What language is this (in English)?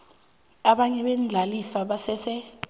South Ndebele